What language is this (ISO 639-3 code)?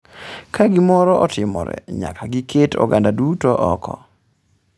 luo